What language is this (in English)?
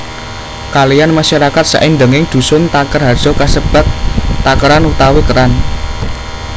Javanese